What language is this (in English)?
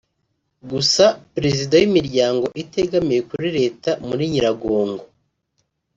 Kinyarwanda